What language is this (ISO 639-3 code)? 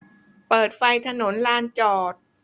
tha